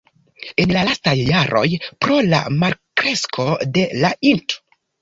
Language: Esperanto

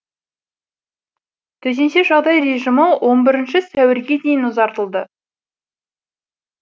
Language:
Kazakh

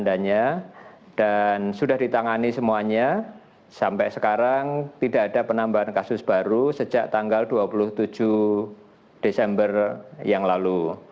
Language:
Indonesian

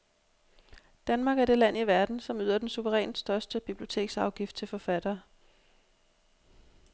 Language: Danish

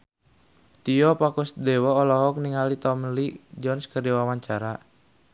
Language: Sundanese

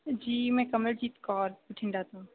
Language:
Punjabi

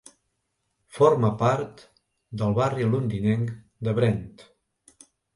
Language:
Catalan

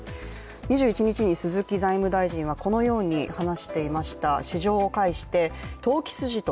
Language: Japanese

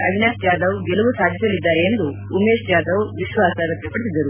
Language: Kannada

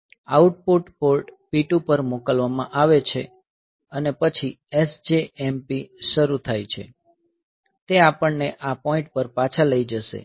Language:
Gujarati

